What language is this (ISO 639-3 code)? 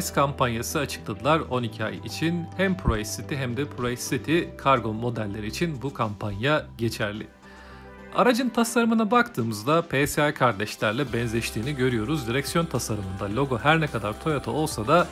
tur